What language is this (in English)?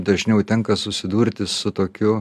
Lithuanian